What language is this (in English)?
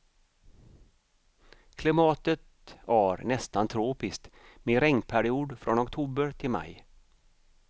Swedish